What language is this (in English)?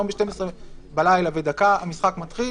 Hebrew